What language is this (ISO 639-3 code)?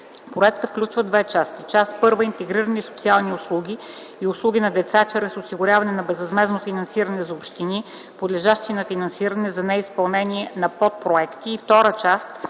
bul